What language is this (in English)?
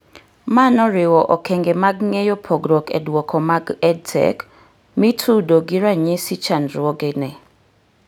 Luo (Kenya and Tanzania)